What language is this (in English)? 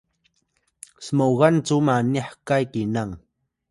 Atayal